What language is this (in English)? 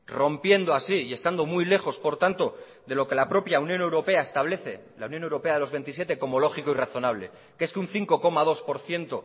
Spanish